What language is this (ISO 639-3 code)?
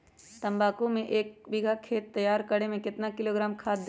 mag